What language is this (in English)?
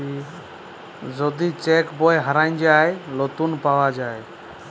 Bangla